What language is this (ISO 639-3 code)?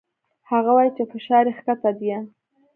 pus